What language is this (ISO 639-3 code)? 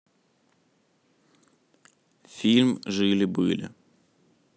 rus